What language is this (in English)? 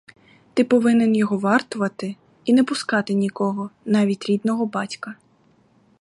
Ukrainian